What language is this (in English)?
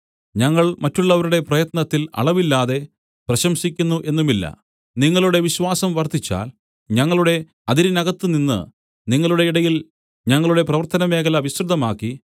Malayalam